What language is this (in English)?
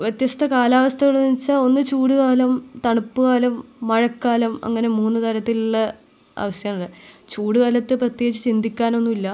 Malayalam